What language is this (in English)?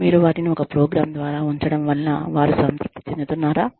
Telugu